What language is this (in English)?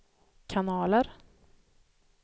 Swedish